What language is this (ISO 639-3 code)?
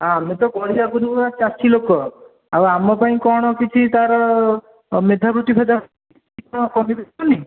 ori